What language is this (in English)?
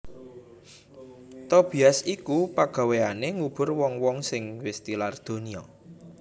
Javanese